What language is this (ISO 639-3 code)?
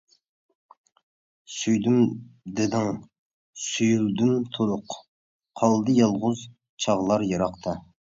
uig